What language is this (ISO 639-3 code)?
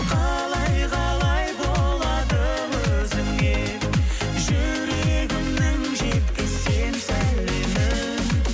kaz